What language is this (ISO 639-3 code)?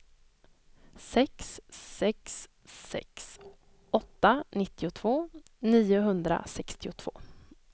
swe